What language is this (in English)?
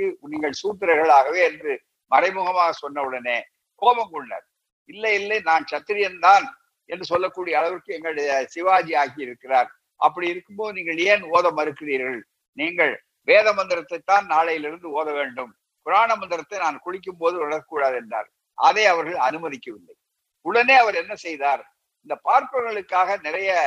Tamil